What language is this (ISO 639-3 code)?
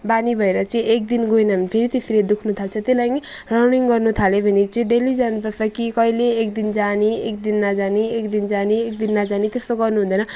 nep